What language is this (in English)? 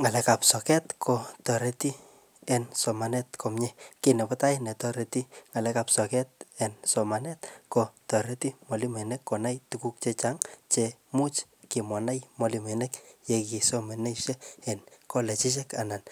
Kalenjin